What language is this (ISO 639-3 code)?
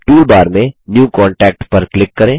hin